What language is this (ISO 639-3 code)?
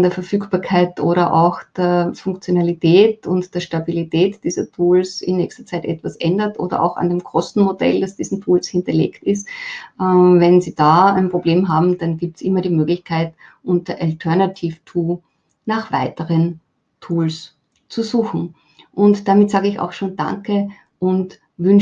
deu